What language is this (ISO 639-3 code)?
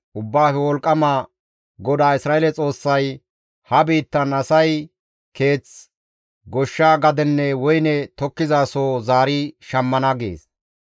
gmv